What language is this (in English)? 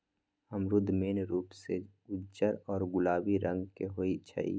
Magahi